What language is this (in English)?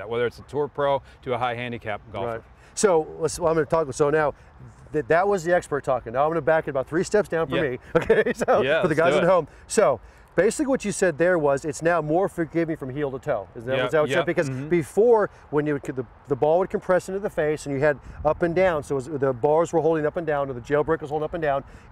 English